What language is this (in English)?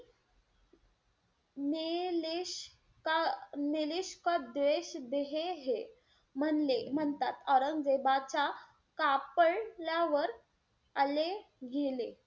Marathi